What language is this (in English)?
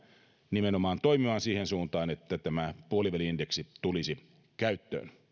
Finnish